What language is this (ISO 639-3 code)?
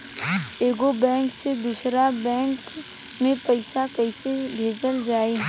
bho